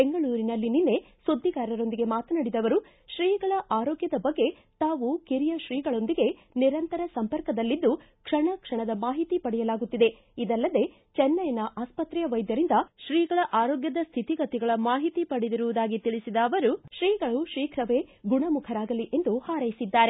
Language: Kannada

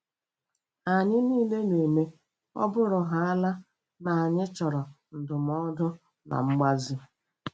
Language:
Igbo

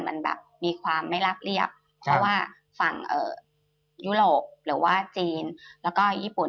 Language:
Thai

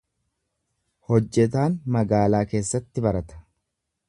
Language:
Oromo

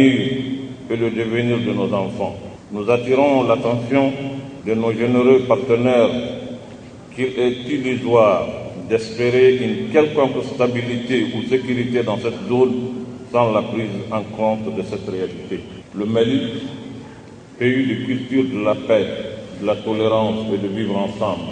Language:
French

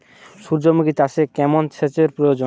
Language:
Bangla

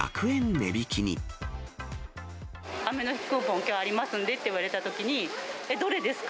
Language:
Japanese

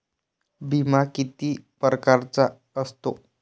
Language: Marathi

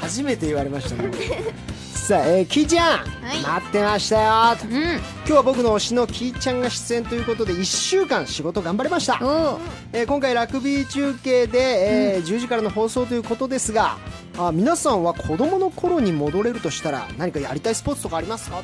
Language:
Japanese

